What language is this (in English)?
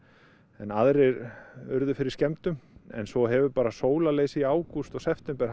Icelandic